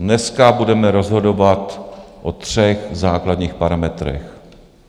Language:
Czech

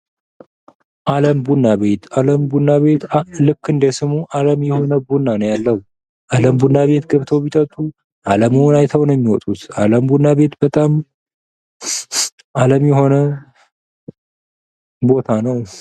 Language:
Amharic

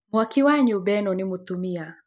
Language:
Kikuyu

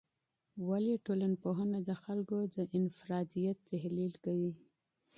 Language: Pashto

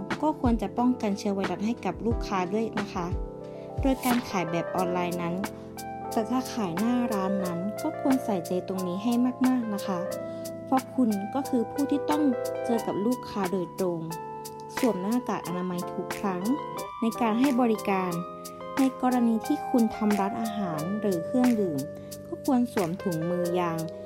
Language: Thai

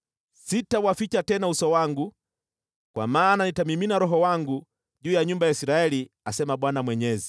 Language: Swahili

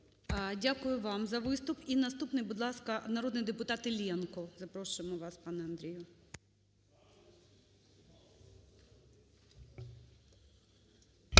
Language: Ukrainian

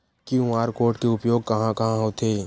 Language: Chhattisgarhi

